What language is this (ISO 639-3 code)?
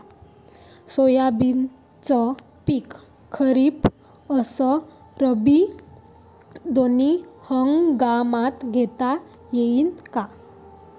mar